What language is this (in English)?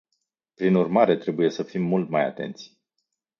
Romanian